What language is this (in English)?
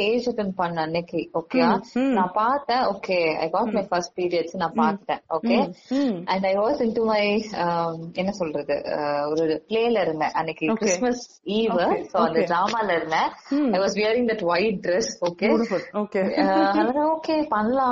Tamil